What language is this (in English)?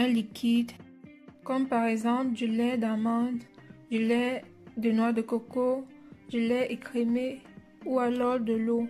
French